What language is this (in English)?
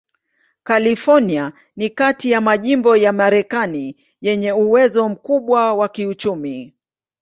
Swahili